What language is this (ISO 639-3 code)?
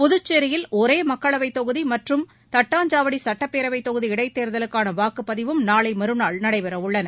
tam